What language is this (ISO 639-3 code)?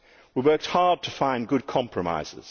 eng